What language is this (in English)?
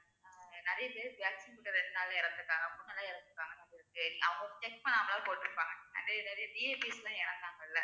Tamil